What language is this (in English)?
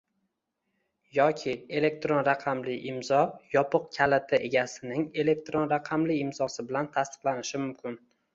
Uzbek